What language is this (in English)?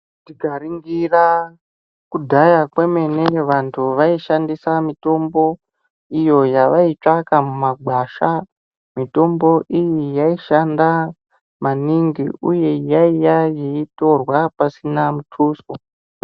Ndau